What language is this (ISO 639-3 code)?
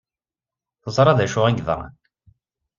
kab